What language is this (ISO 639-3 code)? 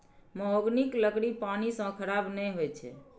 mai